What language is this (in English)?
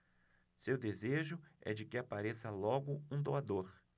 Portuguese